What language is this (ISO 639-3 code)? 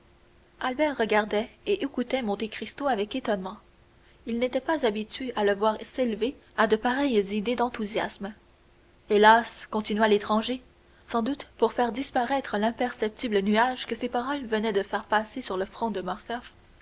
fra